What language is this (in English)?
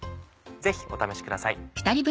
Japanese